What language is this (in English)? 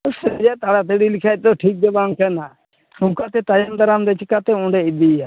Santali